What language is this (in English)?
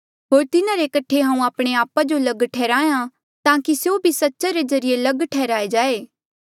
Mandeali